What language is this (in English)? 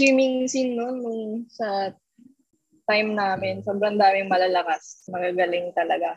Filipino